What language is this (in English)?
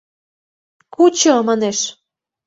Mari